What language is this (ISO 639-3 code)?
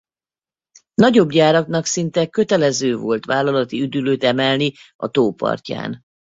hun